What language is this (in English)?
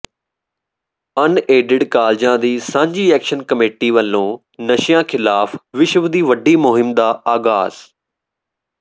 Punjabi